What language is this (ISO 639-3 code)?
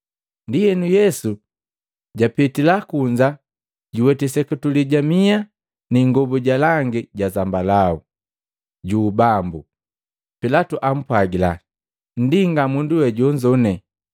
mgv